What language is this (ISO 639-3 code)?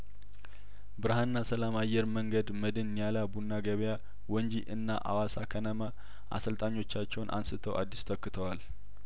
amh